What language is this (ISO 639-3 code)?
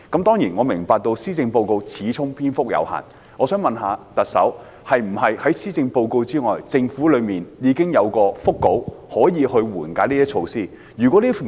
yue